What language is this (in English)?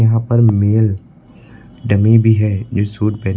Hindi